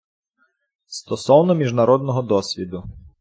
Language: Ukrainian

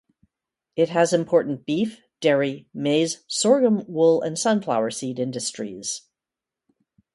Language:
English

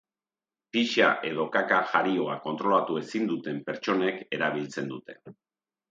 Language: Basque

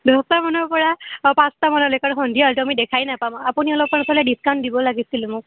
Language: Assamese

